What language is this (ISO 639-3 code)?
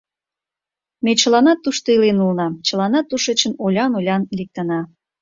chm